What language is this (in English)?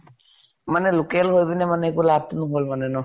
Assamese